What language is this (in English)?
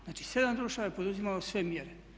Croatian